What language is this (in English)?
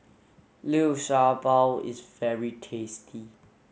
English